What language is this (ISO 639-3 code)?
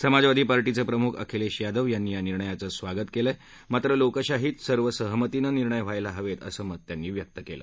mar